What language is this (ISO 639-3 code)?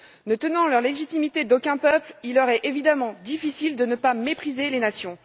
fra